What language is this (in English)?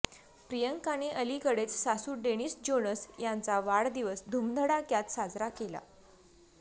Marathi